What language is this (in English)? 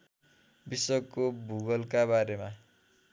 Nepali